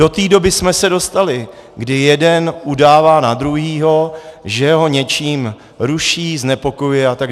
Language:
Czech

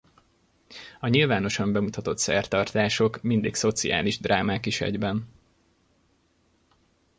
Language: Hungarian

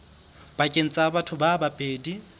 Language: Southern Sotho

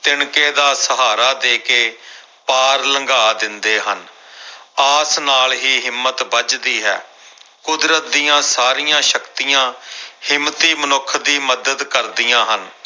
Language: Punjabi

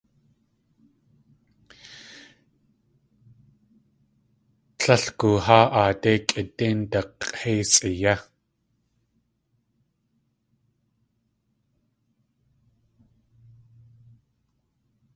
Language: Tlingit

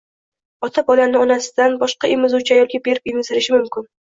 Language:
Uzbek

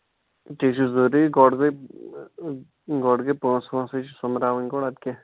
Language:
Kashmiri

